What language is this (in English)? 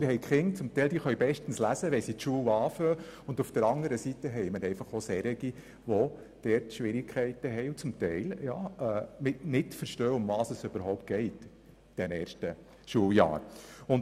Swiss German